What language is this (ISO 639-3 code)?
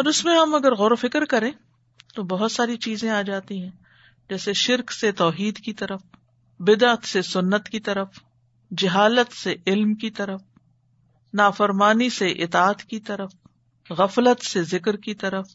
urd